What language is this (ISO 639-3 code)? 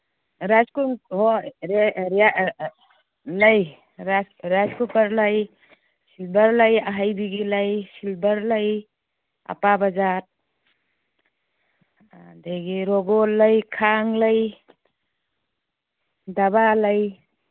mni